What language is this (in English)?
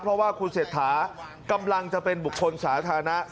Thai